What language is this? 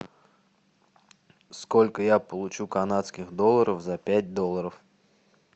Russian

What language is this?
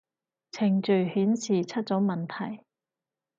Cantonese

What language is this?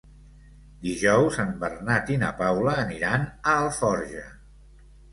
Catalan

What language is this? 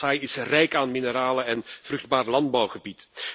Dutch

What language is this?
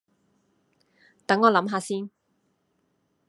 Cantonese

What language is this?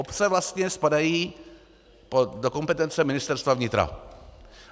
Czech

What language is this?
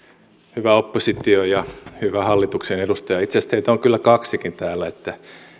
Finnish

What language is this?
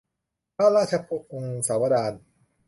Thai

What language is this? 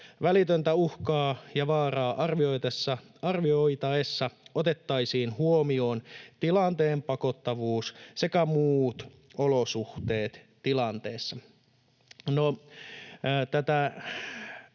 Finnish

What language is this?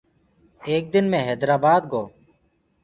Gurgula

